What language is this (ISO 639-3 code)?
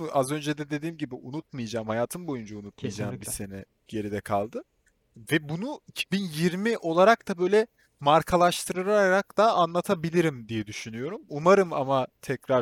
tur